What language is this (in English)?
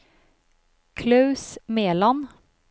Norwegian